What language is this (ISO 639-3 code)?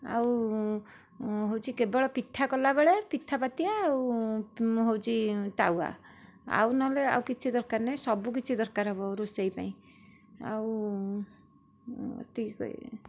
ori